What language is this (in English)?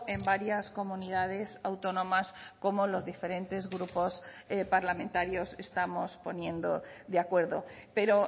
Spanish